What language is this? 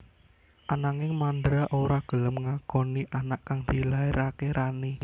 Javanese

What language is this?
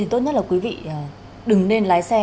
Vietnamese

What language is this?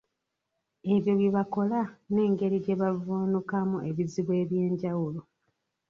Ganda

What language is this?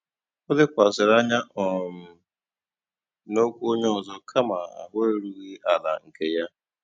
Igbo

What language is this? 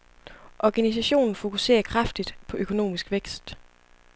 Danish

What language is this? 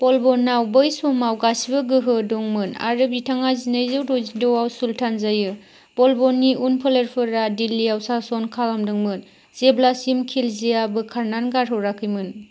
Bodo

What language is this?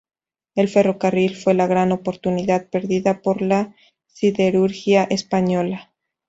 Spanish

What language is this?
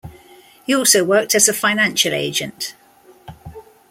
English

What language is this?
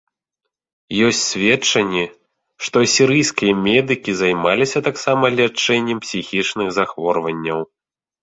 Belarusian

